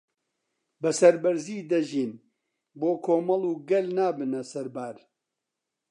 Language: Central Kurdish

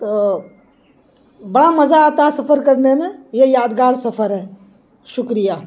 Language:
Urdu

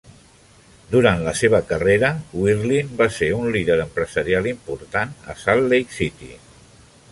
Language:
Catalan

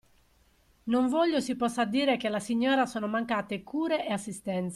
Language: Italian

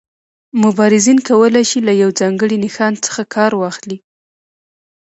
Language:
Pashto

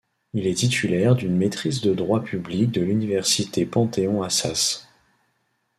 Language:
French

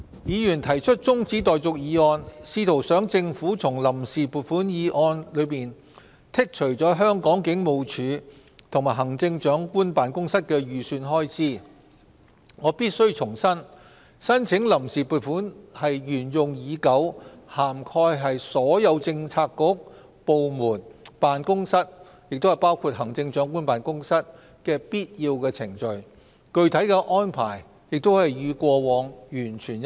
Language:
Cantonese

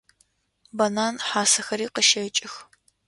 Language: Adyghe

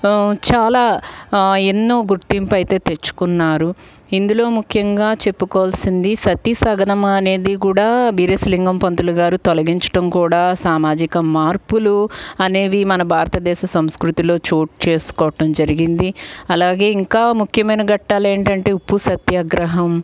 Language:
Telugu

